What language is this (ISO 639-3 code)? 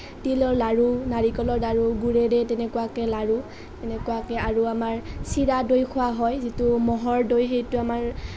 asm